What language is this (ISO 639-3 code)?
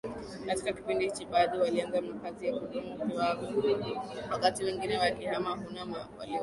swa